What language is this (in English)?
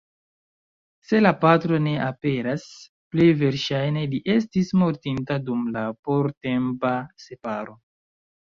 Esperanto